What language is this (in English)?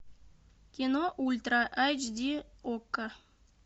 Russian